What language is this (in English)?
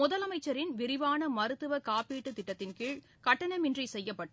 Tamil